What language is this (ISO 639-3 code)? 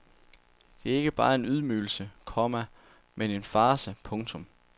dan